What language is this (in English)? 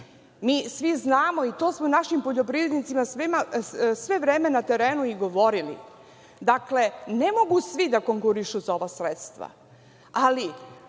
Serbian